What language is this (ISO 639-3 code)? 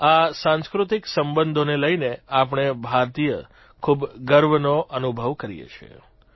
guj